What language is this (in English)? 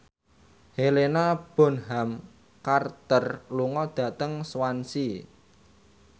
Javanese